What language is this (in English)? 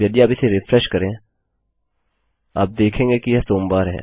Hindi